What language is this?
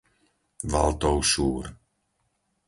Slovak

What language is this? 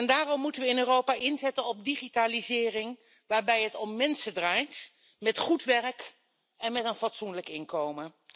Dutch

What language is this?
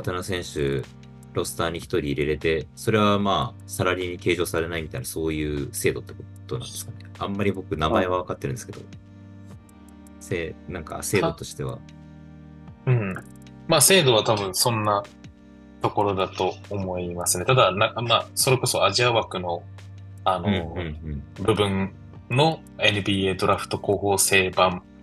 Japanese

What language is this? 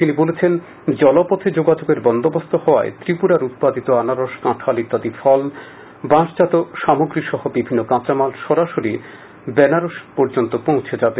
Bangla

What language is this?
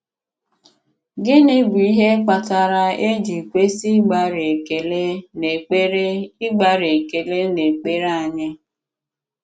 Igbo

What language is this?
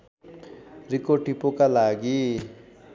Nepali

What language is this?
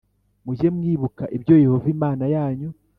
Kinyarwanda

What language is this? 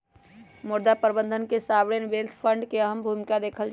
Magahi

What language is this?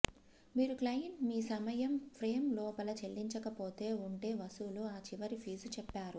Telugu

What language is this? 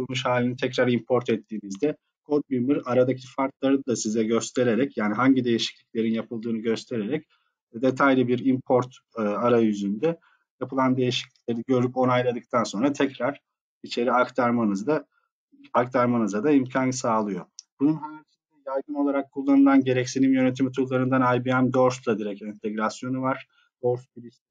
Turkish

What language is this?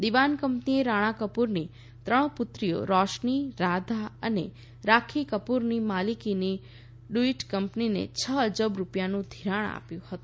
Gujarati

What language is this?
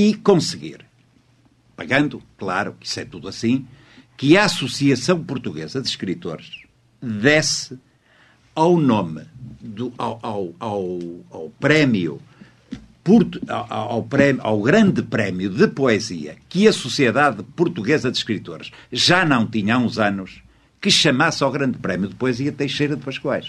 Portuguese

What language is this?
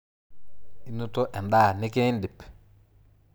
Masai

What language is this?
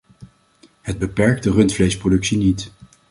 Dutch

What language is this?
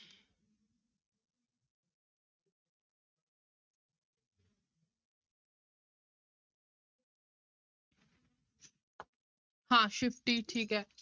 Punjabi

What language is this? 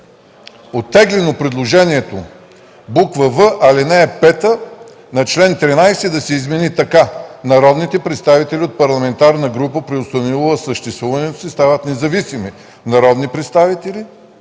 Bulgarian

